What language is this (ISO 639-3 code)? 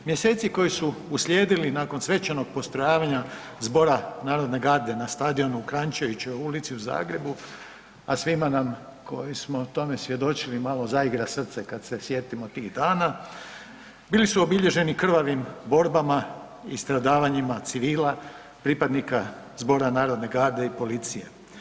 hrv